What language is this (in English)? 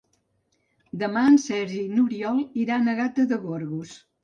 Catalan